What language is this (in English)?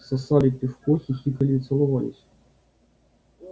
Russian